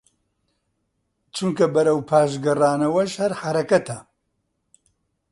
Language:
Central Kurdish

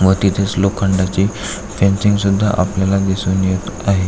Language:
Marathi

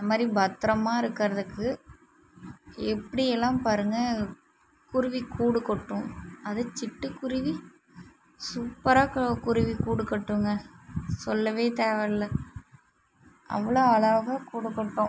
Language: Tamil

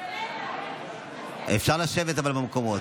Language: Hebrew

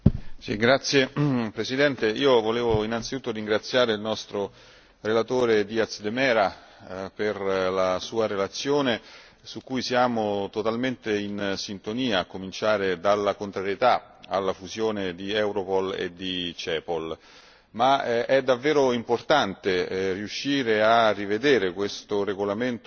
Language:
Italian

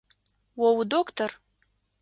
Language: Adyghe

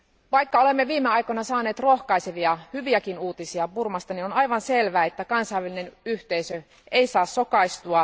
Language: Finnish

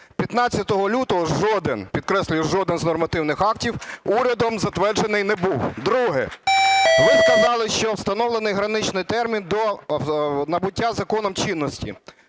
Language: Ukrainian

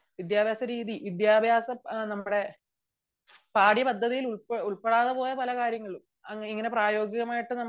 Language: Malayalam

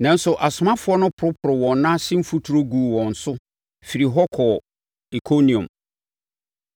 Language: Akan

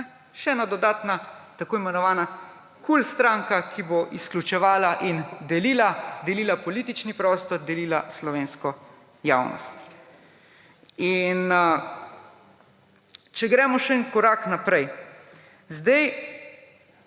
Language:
Slovenian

